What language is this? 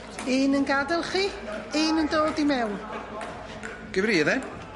Welsh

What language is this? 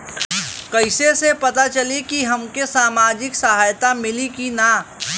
Bhojpuri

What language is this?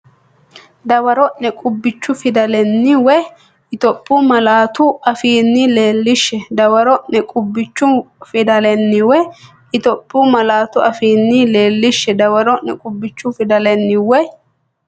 Sidamo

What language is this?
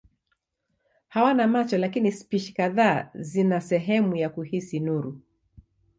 Swahili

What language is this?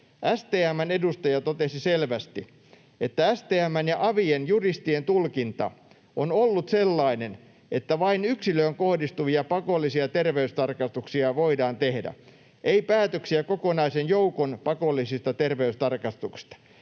Finnish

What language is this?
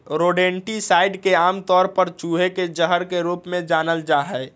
Magahi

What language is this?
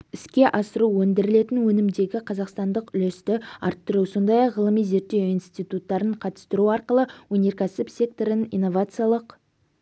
Kazakh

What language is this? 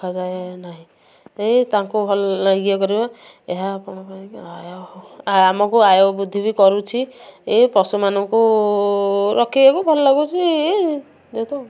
Odia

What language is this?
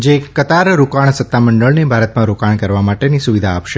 Gujarati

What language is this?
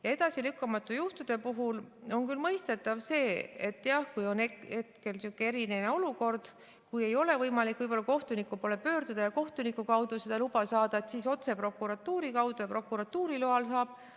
Estonian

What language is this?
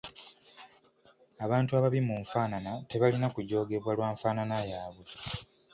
Ganda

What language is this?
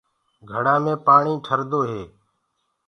Gurgula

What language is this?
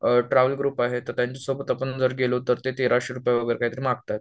Marathi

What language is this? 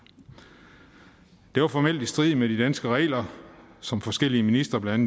Danish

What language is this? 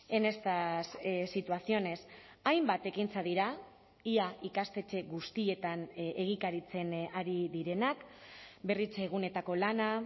Basque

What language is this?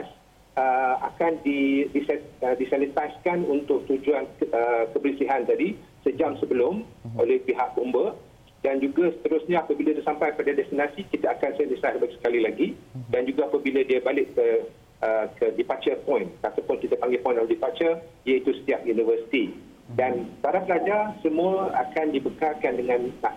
Malay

